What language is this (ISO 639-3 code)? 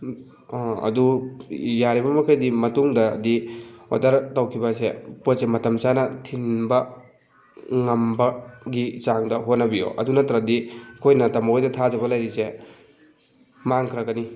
mni